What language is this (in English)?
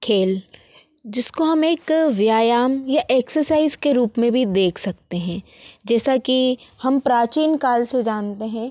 Hindi